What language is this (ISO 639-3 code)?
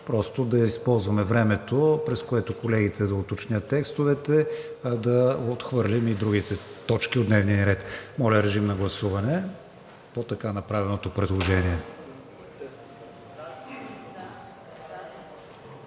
bul